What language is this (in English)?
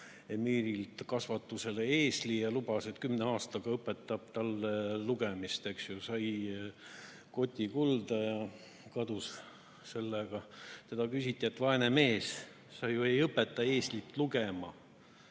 Estonian